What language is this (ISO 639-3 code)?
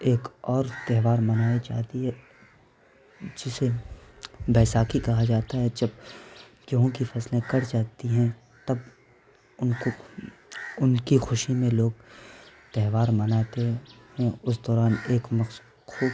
urd